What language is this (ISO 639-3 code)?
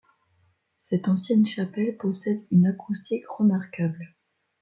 fra